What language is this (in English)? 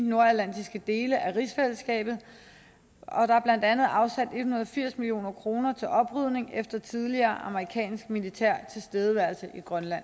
Danish